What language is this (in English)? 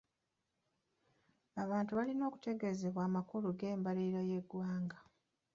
Ganda